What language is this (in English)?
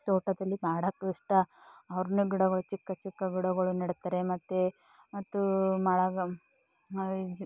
Kannada